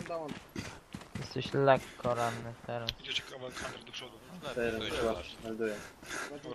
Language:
Polish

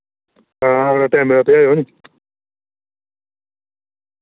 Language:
Dogri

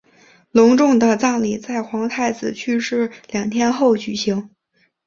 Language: Chinese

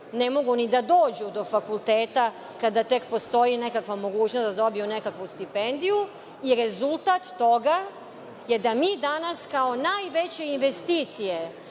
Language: Serbian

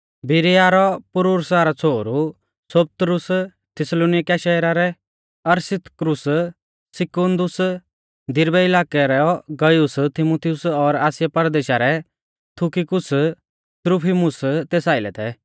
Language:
Mahasu Pahari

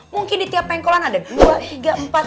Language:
Indonesian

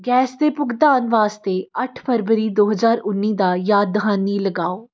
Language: Punjabi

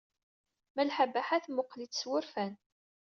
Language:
Kabyle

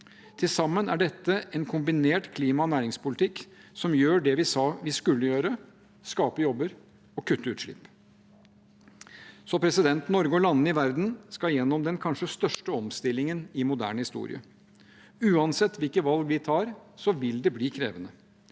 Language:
Norwegian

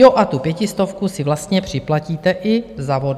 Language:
Czech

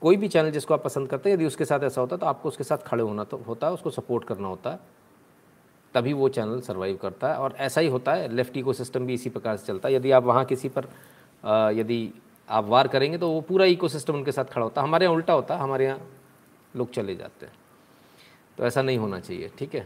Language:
Hindi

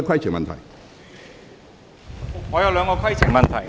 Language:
Cantonese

